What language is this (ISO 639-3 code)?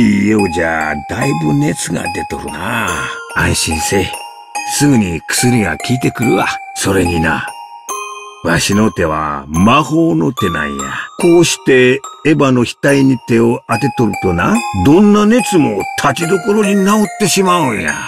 jpn